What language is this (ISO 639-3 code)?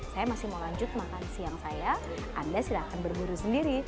ind